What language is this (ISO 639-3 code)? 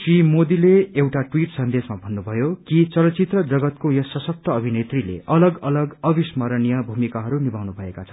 nep